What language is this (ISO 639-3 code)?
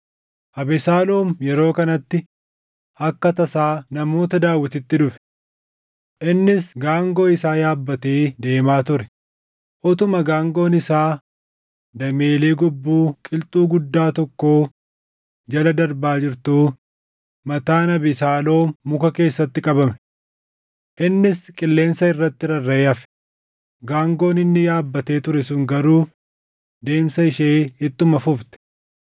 orm